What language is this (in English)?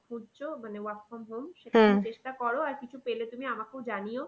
Bangla